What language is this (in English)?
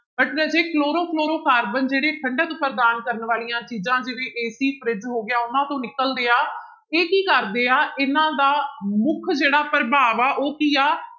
Punjabi